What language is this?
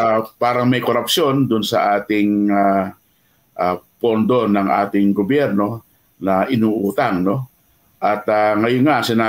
Filipino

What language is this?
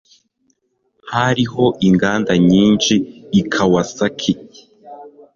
Kinyarwanda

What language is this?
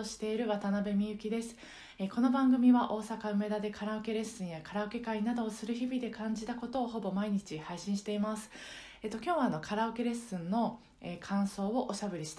Japanese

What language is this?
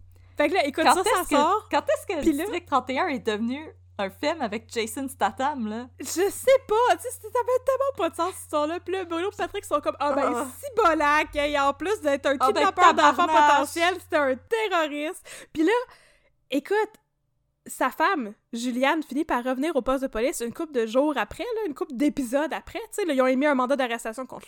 French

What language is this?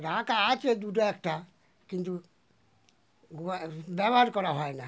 Bangla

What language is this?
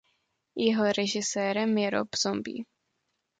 Czech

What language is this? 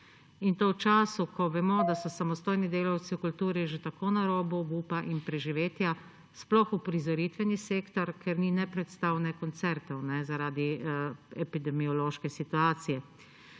Slovenian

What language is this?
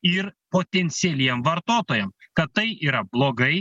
Lithuanian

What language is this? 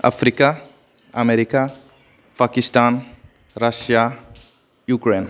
Bodo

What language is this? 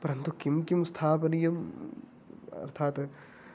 Sanskrit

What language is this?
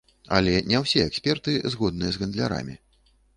Belarusian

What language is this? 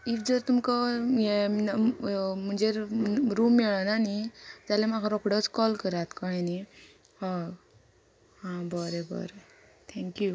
Konkani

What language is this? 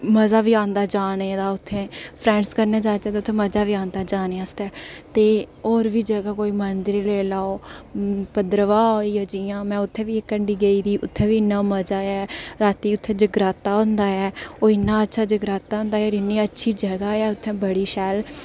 Dogri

